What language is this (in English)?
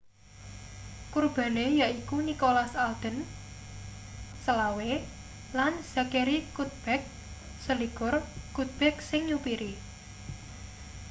Javanese